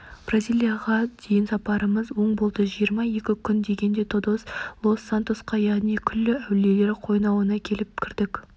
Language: Kazakh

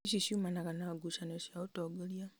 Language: Kikuyu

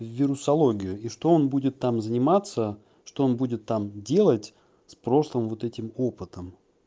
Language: Russian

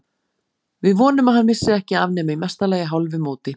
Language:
Icelandic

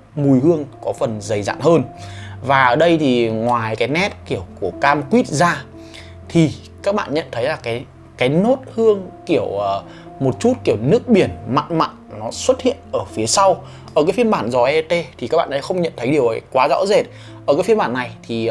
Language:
Vietnamese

